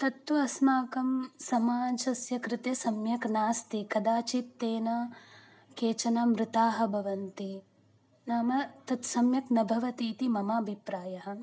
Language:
Sanskrit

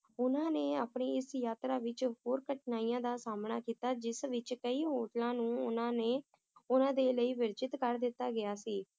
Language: Punjabi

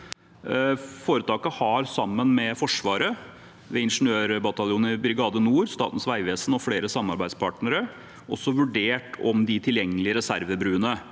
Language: Norwegian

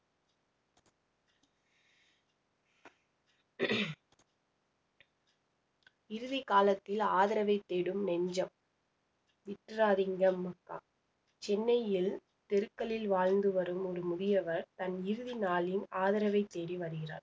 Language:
Tamil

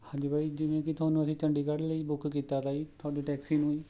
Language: Punjabi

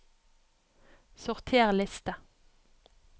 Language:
Norwegian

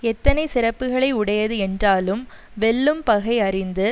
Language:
Tamil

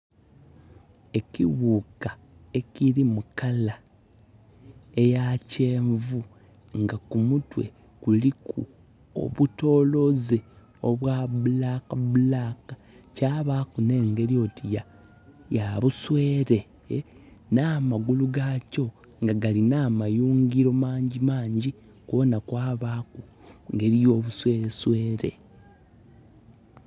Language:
Soga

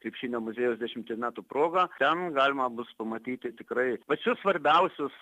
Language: Lithuanian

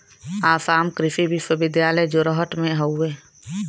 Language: Bhojpuri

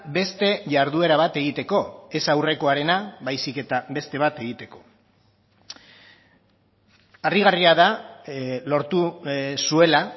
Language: Basque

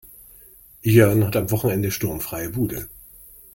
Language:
German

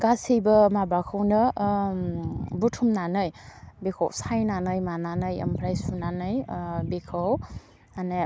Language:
Bodo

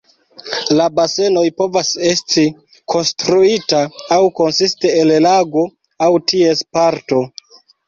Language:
Esperanto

